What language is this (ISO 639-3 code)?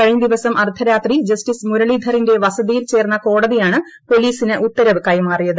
mal